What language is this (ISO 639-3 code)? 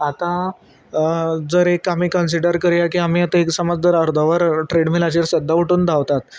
kok